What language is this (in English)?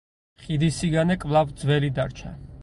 Georgian